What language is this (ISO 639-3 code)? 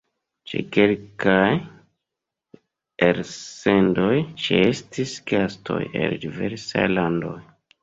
epo